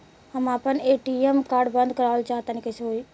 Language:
Bhojpuri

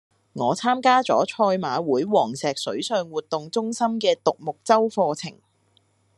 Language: Cantonese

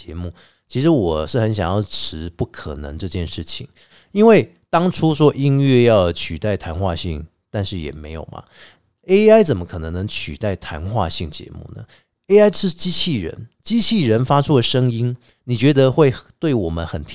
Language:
Chinese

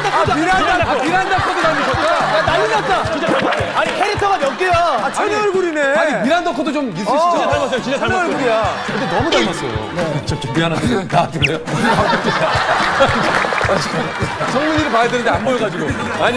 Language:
Korean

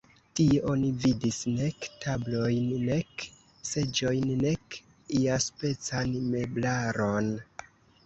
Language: Esperanto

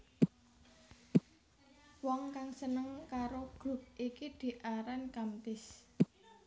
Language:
Javanese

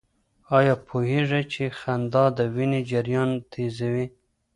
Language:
Pashto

